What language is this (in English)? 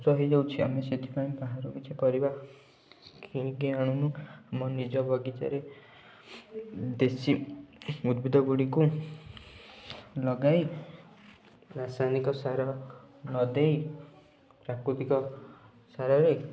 Odia